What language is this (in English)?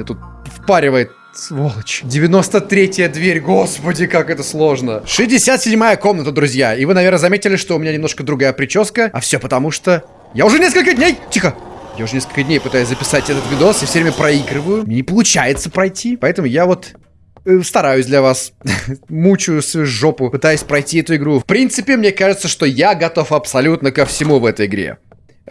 Russian